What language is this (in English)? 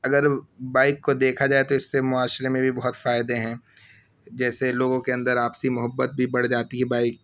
Urdu